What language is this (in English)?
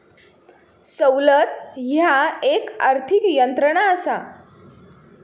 Marathi